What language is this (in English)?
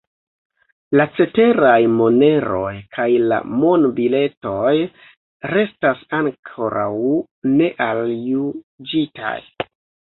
Esperanto